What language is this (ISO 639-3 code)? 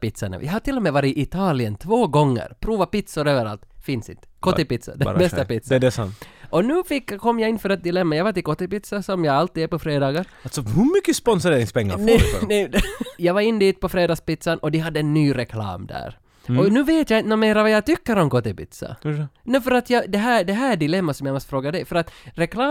swe